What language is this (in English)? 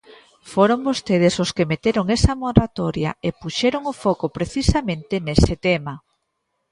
Galician